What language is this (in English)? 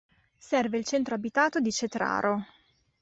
Italian